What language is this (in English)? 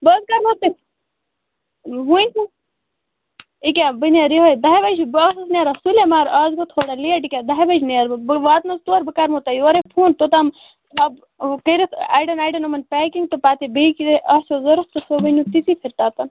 Kashmiri